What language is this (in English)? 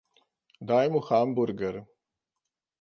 Slovenian